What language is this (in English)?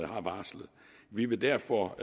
Danish